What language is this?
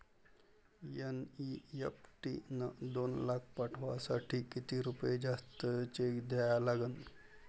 Marathi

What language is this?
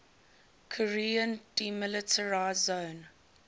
English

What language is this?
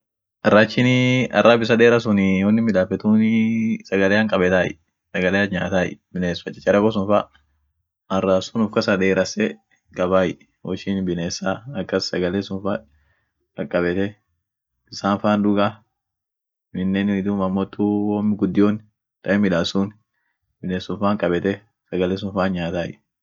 Orma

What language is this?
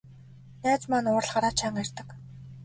Mongolian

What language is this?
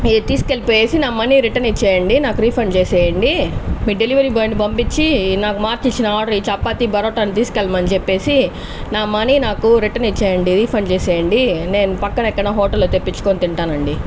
Telugu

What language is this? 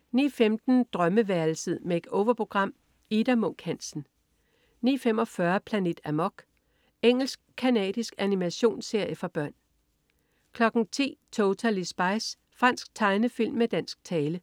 Danish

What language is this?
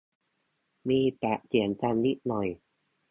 Thai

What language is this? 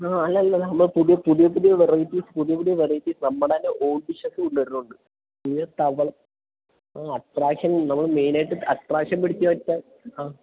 Malayalam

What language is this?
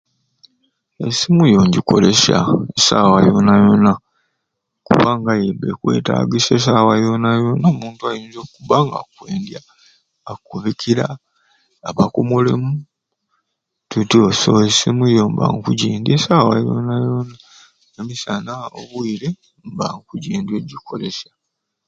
Ruuli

